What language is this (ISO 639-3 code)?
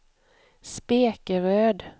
swe